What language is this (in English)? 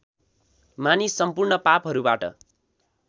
Nepali